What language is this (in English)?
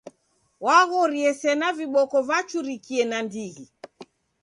Taita